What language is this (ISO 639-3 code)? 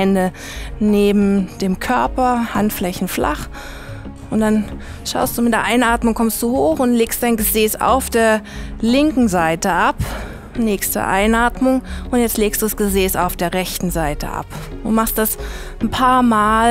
deu